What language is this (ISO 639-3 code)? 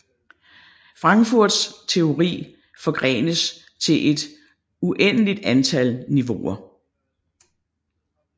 dan